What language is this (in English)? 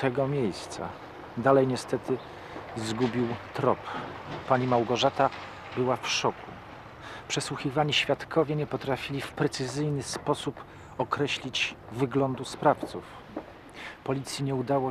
Polish